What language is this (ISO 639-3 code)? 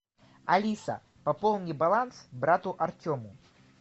rus